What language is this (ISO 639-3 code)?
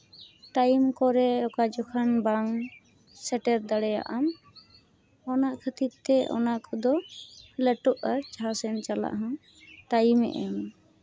sat